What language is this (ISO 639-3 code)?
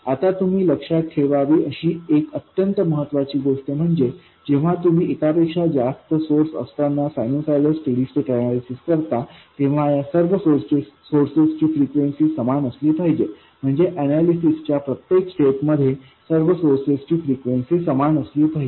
mar